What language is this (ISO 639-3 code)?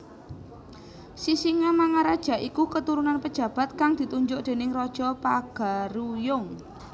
jav